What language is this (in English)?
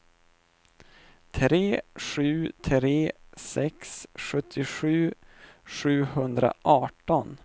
Swedish